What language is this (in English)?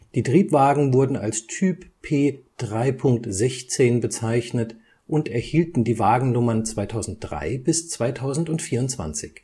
German